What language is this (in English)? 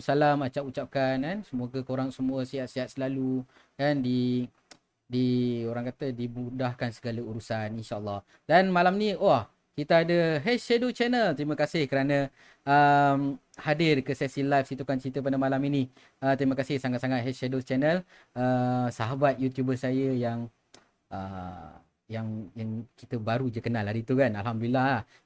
Malay